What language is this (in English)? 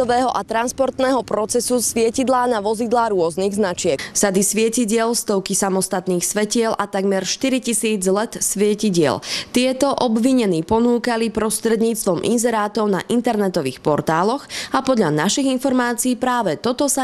Slovak